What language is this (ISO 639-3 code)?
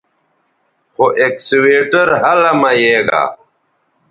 btv